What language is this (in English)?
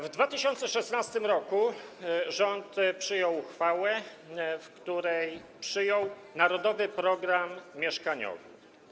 Polish